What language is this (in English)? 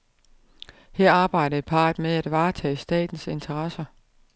Danish